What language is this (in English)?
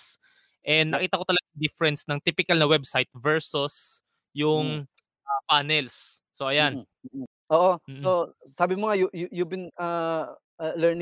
Filipino